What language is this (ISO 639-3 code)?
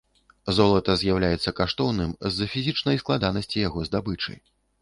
bel